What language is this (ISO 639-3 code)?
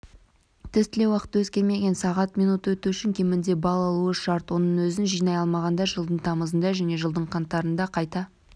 kaz